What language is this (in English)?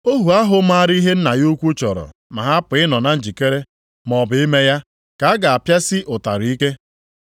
Igbo